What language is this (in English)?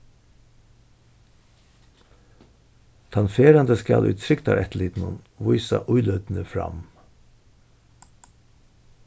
Faroese